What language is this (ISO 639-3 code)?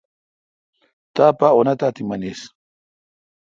xka